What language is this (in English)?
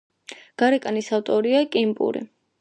Georgian